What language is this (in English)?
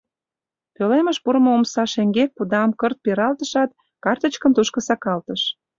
Mari